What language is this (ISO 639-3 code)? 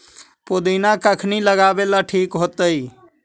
mag